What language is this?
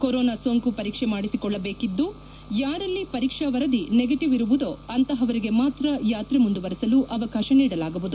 Kannada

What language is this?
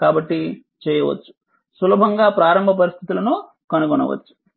Telugu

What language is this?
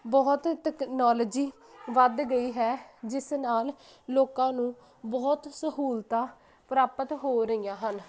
Punjabi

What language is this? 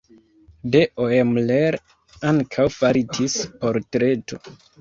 Esperanto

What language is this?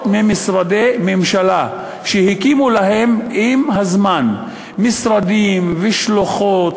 Hebrew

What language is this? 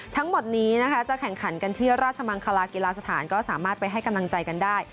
Thai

